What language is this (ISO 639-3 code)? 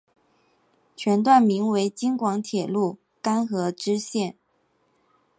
zho